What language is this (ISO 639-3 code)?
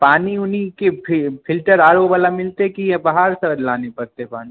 mai